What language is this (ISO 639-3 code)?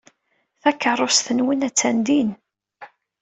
kab